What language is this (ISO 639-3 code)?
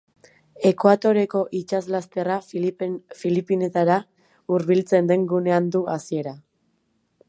eus